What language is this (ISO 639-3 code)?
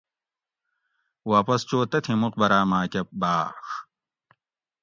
gwc